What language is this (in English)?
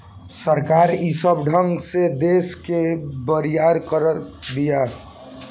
Bhojpuri